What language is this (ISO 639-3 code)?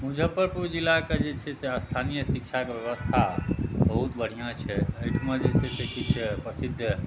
mai